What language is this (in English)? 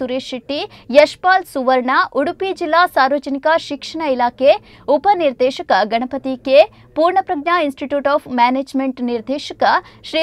Kannada